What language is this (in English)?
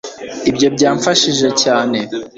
Kinyarwanda